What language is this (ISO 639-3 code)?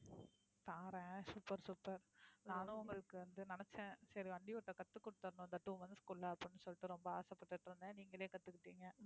tam